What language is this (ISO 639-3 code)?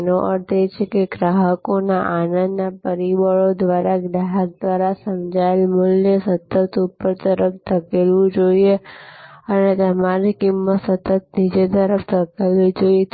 guj